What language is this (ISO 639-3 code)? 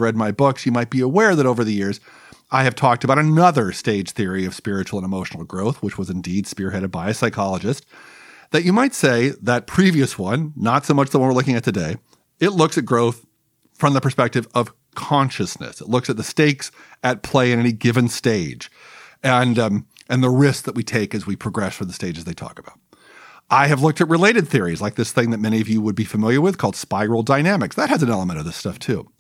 eng